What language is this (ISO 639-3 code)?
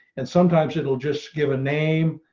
eng